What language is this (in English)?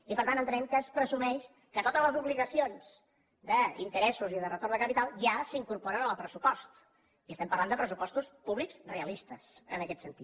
Catalan